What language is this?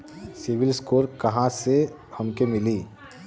Bhojpuri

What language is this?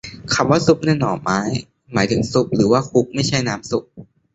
Thai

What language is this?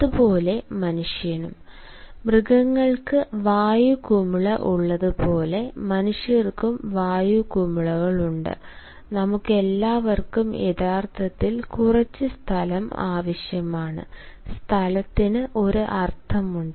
Malayalam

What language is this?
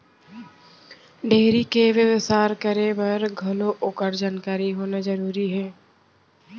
Chhattisgarhi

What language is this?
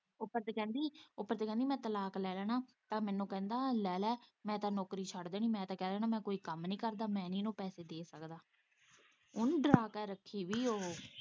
Punjabi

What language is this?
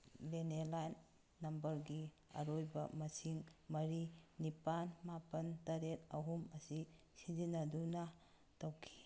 Manipuri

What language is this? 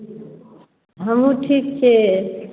Maithili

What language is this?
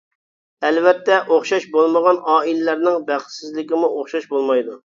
Uyghur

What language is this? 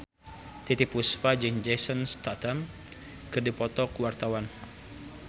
Sundanese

